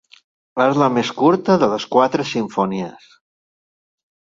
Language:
Catalan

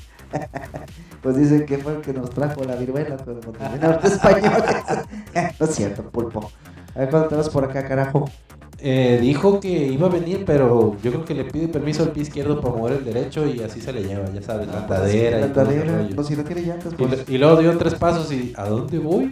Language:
Spanish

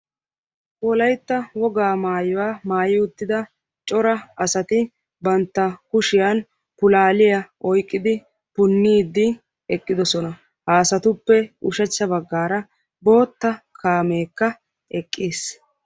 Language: Wolaytta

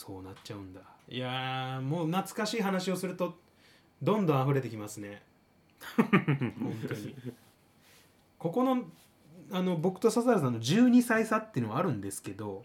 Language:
Japanese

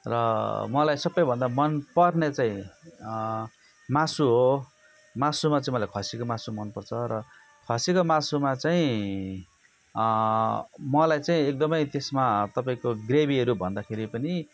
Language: Nepali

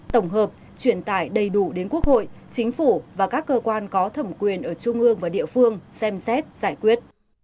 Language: Vietnamese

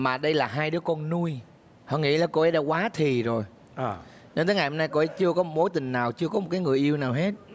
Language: Vietnamese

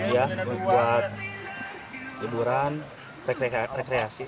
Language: Indonesian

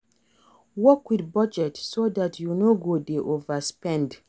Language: Nigerian Pidgin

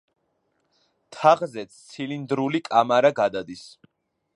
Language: Georgian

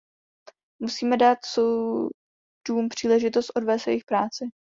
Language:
Czech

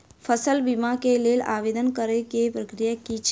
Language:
Maithili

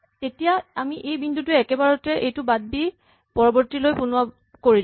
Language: Assamese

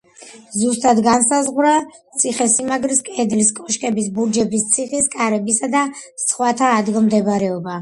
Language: Georgian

